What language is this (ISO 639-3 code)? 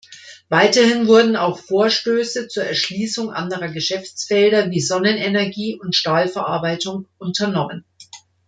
deu